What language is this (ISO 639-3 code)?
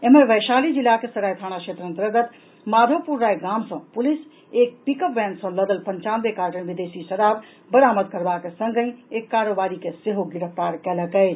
mai